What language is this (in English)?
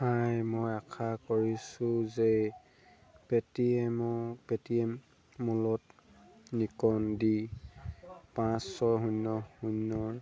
Assamese